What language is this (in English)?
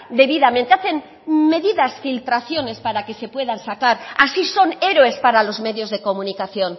Spanish